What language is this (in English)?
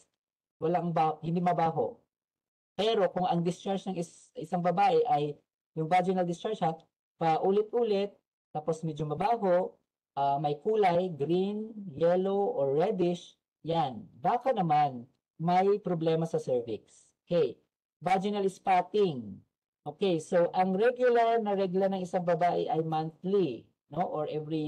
Filipino